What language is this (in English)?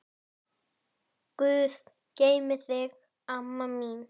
Icelandic